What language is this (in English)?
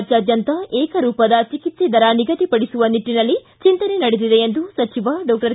Kannada